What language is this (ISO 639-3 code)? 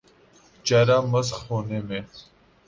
urd